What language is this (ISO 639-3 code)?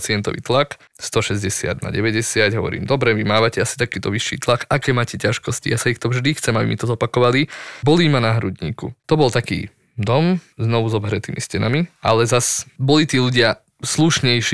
slk